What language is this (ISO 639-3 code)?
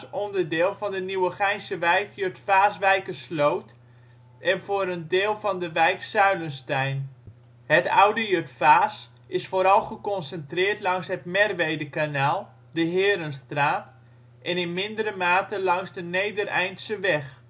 nld